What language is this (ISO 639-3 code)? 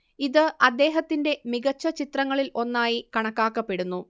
mal